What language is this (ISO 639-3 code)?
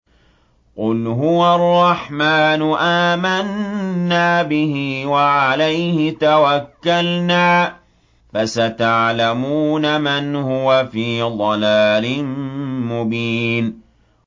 ara